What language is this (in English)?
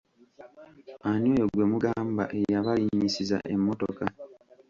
Ganda